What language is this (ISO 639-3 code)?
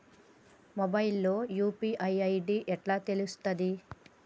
tel